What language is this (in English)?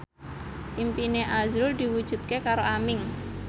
Javanese